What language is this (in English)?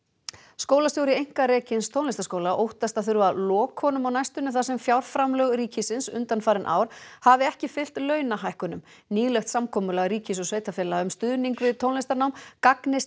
Icelandic